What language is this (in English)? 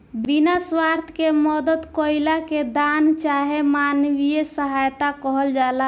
Bhojpuri